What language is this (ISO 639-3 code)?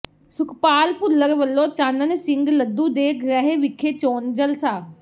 pan